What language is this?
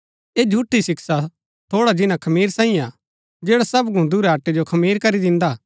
Gaddi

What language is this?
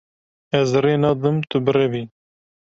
Kurdish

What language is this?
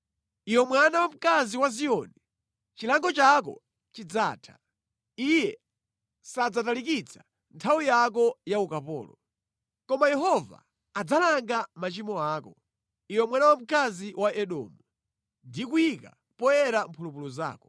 Nyanja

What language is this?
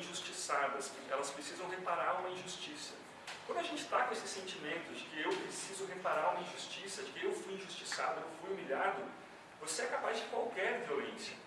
Portuguese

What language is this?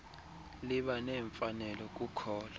Xhosa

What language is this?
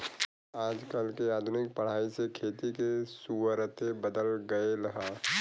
Bhojpuri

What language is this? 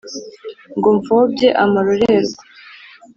Kinyarwanda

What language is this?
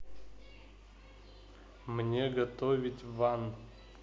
Russian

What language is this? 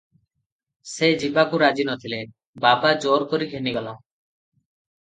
Odia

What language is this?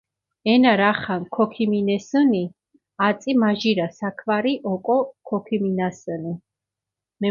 Mingrelian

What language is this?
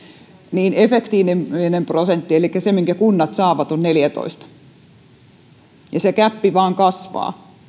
Finnish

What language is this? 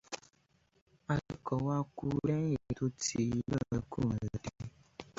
Yoruba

